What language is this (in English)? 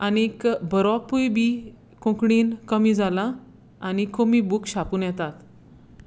Konkani